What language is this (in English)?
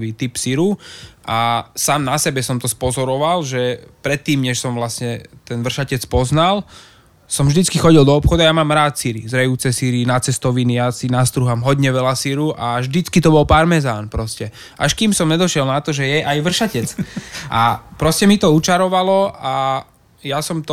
Slovak